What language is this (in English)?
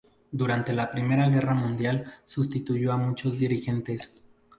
Spanish